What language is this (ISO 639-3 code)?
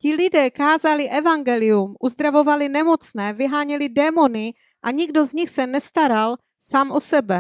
ces